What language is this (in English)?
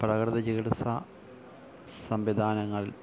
Malayalam